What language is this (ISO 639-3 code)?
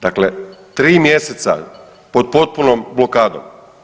hrv